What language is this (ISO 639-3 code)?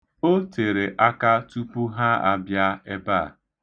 ibo